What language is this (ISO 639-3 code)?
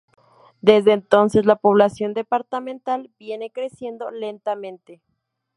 spa